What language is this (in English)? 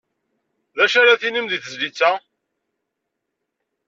Kabyle